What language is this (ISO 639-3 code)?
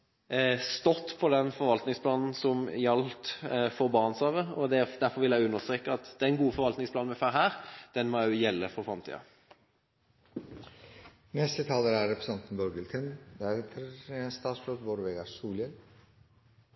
nob